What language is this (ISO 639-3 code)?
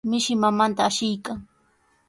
qws